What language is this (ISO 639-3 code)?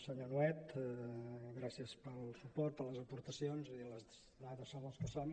cat